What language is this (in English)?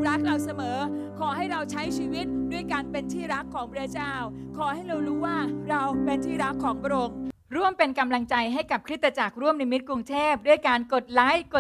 Thai